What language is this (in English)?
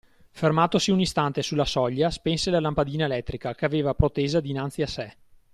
Italian